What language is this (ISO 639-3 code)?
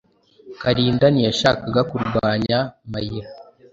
kin